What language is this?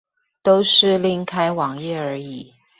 Chinese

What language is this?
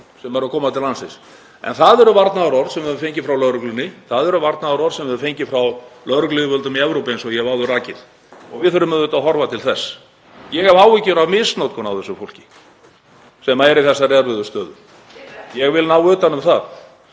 Icelandic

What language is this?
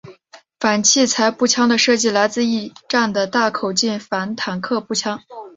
Chinese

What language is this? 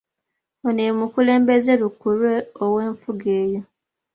Ganda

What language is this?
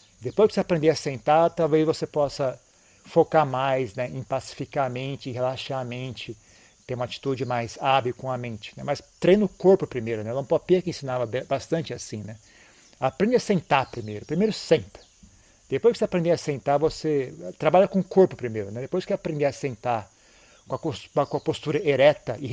Portuguese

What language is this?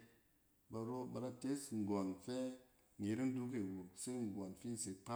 Cen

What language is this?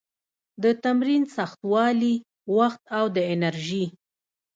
Pashto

